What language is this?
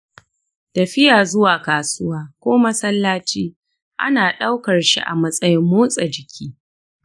Hausa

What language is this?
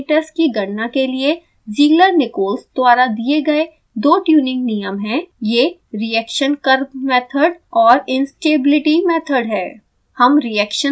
Hindi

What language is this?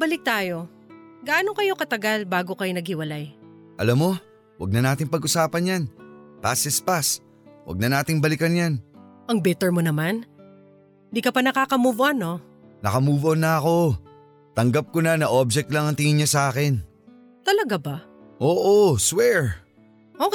Filipino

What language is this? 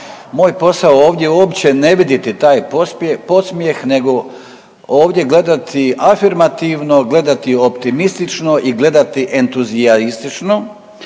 Croatian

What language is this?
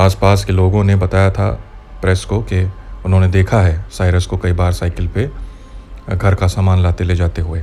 Hindi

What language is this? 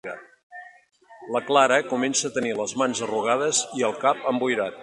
Catalan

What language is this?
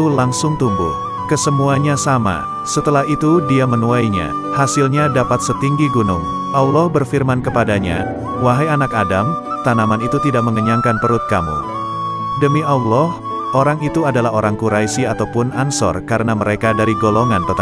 Indonesian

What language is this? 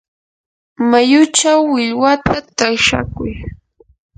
Yanahuanca Pasco Quechua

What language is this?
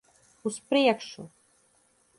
Latvian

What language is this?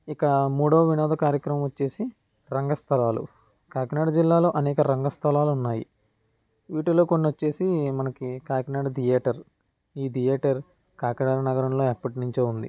Telugu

